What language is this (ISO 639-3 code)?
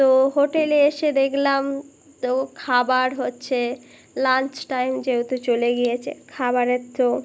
ben